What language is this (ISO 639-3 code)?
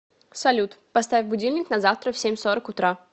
rus